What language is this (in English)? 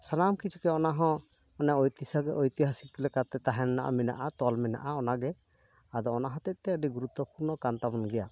Santali